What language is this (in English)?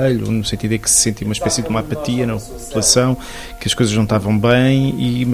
Portuguese